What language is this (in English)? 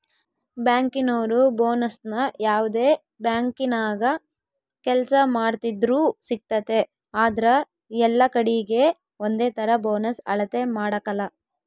Kannada